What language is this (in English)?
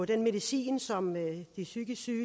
Danish